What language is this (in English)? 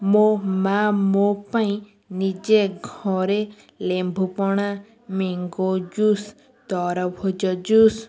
Odia